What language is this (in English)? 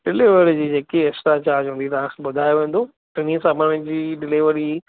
Sindhi